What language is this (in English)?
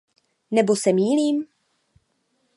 Czech